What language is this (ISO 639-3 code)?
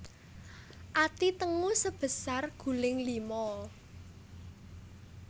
jav